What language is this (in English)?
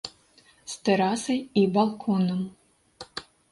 Belarusian